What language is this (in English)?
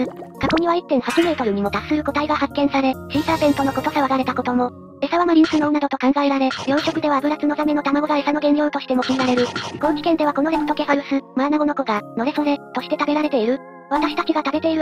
Japanese